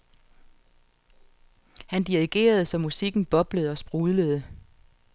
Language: Danish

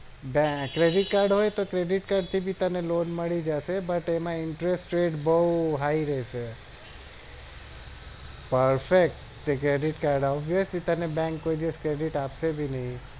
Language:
Gujarati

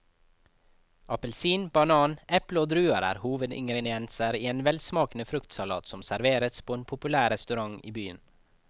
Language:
Norwegian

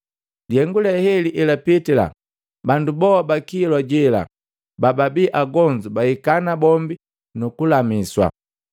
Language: Matengo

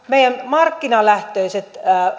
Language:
Finnish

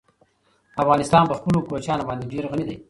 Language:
Pashto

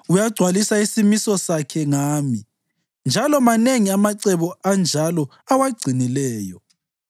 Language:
North Ndebele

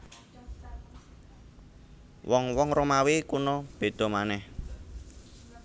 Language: Javanese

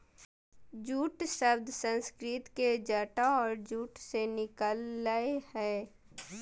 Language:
Magahi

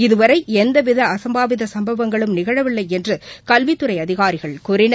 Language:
Tamil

